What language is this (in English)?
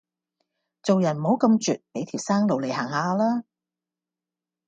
Cantonese